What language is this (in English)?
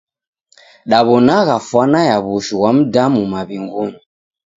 Taita